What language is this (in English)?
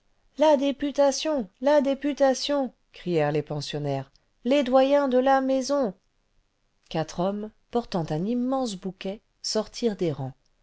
French